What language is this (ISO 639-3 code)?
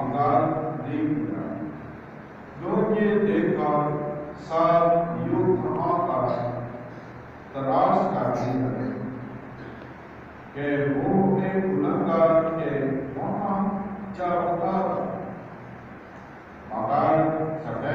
ron